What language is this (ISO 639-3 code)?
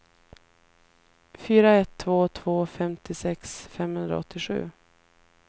swe